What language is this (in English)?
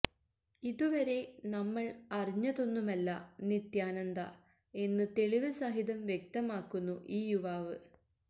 Malayalam